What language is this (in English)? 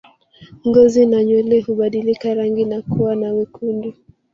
Swahili